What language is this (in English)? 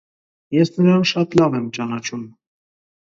Armenian